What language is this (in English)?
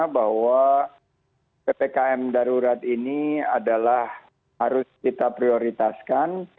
Indonesian